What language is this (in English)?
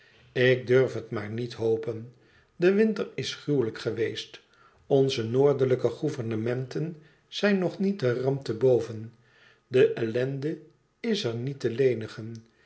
Dutch